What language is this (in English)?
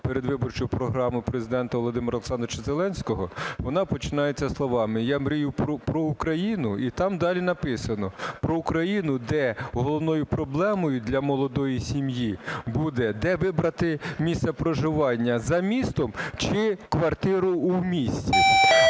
Ukrainian